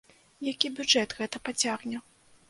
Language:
Belarusian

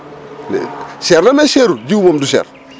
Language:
Wolof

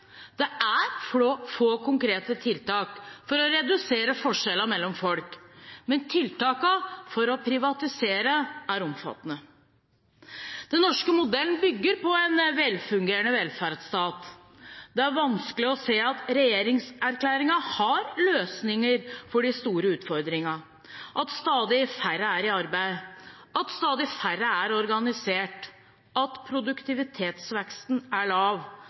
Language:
Norwegian Bokmål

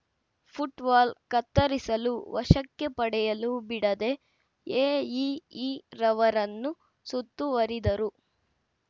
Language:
Kannada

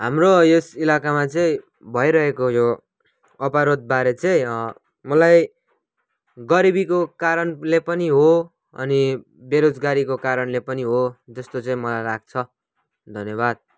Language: Nepali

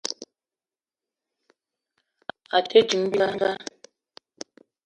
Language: Eton (Cameroon)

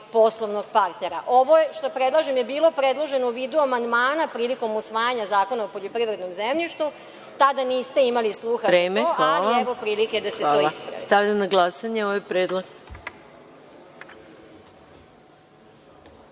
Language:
Serbian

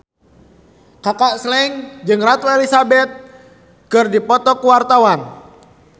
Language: Sundanese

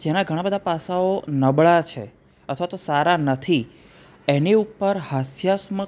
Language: Gujarati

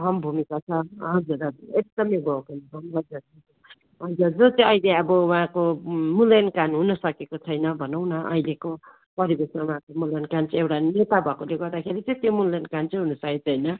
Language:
Nepali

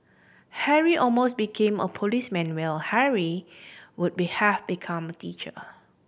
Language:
English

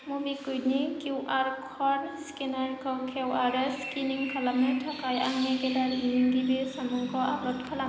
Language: Bodo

